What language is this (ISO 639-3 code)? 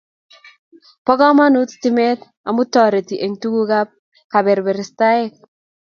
kln